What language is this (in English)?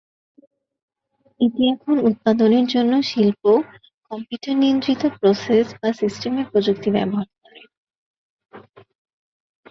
Bangla